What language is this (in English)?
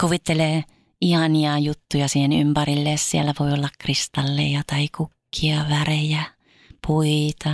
Finnish